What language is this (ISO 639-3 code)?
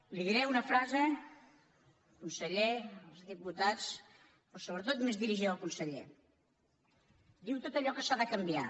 cat